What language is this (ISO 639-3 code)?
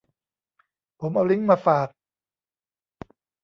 tha